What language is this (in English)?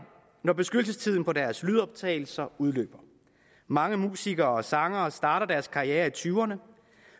Danish